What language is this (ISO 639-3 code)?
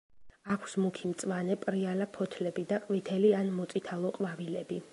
kat